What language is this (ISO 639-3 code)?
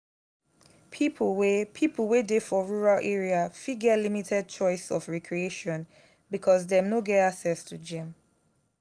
pcm